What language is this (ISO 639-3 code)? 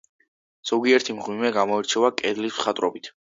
kat